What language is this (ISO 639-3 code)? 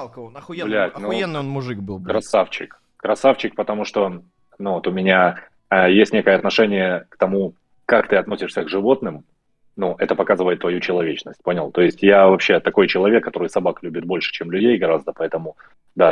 rus